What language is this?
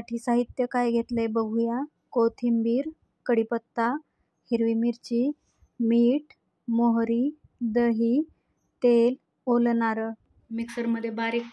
Arabic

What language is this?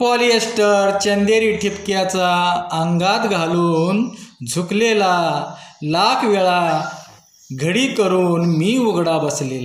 Hindi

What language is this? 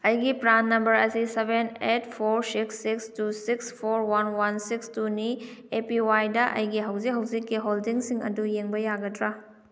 Manipuri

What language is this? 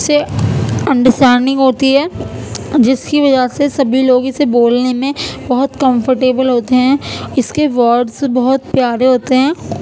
Urdu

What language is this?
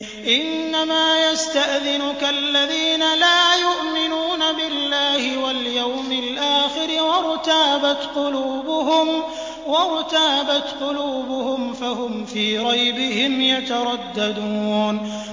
Arabic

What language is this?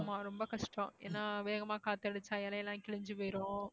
Tamil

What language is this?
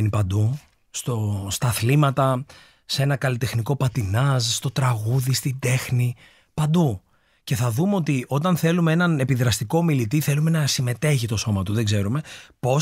Greek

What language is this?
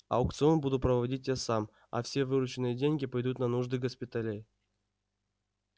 Russian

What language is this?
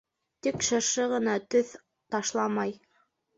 Bashkir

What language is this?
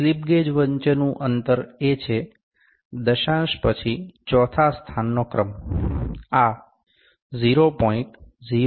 Gujarati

